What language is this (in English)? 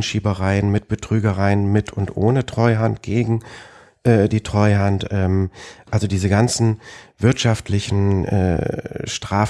German